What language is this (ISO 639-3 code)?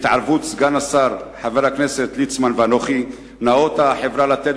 heb